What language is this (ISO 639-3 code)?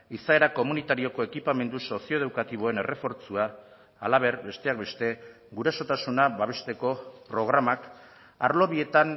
eus